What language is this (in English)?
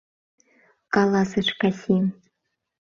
Mari